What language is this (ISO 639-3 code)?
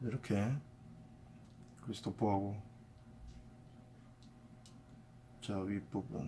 kor